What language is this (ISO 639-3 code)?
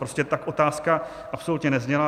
ces